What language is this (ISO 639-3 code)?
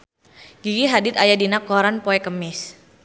sun